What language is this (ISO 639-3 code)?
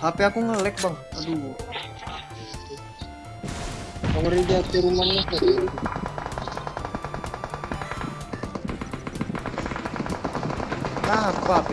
ind